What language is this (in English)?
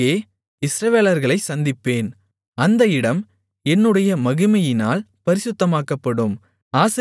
Tamil